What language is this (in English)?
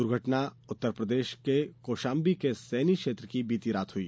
Hindi